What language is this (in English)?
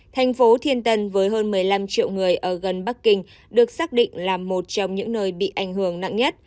Vietnamese